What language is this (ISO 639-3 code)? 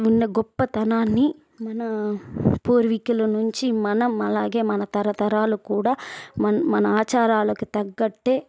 tel